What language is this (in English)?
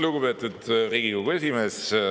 Estonian